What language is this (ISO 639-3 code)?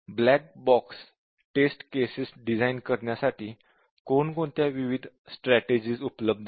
mar